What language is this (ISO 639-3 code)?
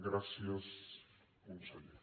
cat